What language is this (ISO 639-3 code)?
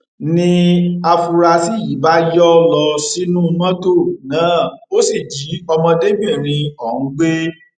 yor